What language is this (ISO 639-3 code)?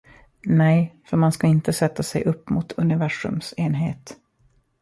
swe